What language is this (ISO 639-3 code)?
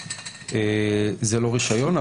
heb